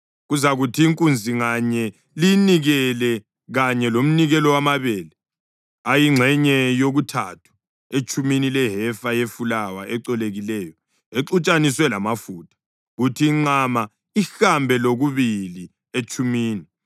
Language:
North Ndebele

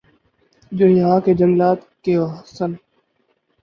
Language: Urdu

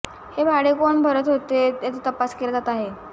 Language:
Marathi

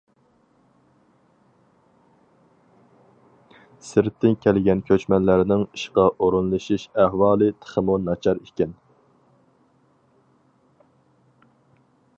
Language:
Uyghur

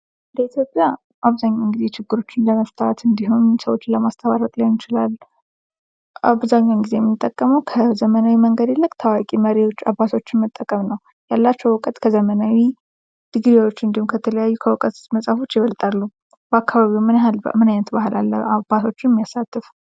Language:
Amharic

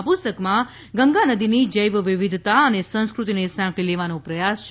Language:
Gujarati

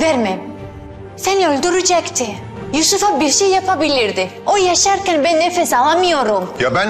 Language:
Turkish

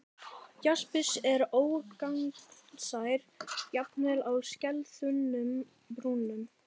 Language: Icelandic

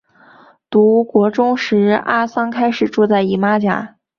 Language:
Chinese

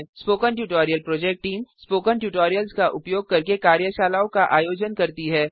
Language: Hindi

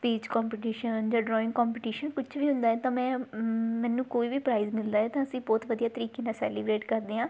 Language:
Punjabi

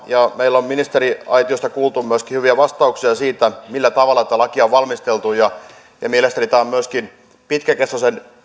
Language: Finnish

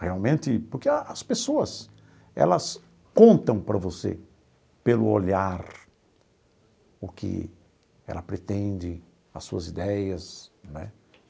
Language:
Portuguese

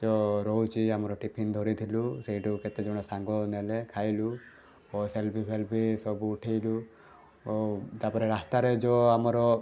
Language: Odia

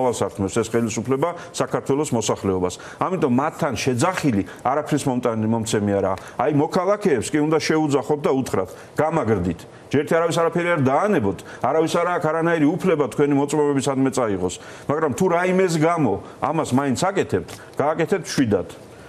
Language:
Romanian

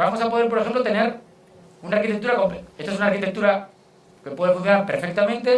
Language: Spanish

